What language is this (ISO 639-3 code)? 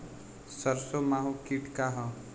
bho